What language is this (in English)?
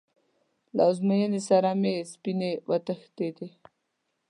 Pashto